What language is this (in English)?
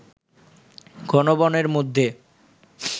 Bangla